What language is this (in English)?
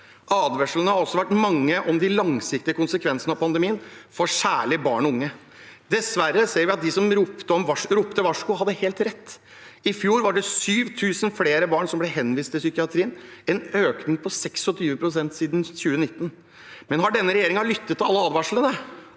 Norwegian